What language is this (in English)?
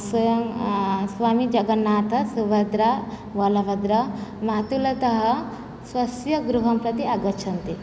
Sanskrit